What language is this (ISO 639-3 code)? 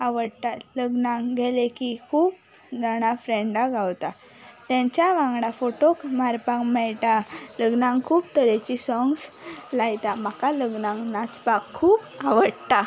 kok